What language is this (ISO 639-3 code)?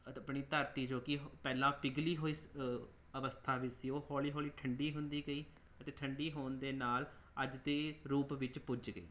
pan